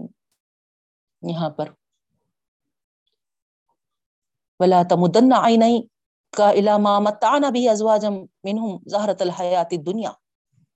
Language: Urdu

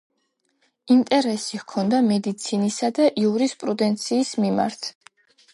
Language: Georgian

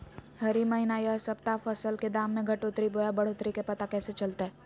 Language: Magahi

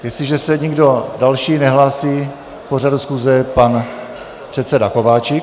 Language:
Czech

